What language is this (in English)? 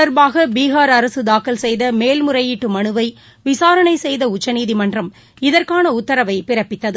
Tamil